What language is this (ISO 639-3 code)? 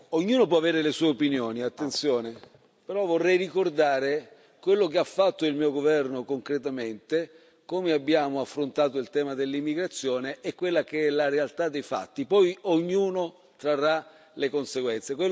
ita